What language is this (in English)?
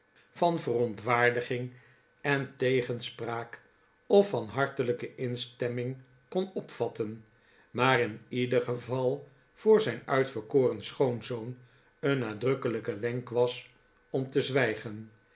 Dutch